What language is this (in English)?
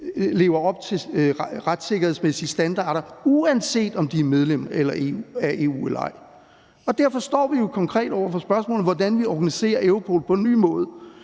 Danish